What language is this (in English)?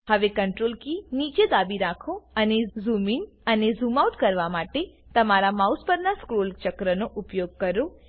Gujarati